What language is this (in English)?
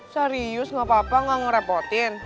Indonesian